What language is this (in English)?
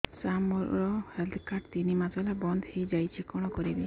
Odia